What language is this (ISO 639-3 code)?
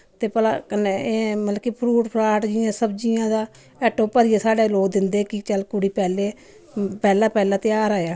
doi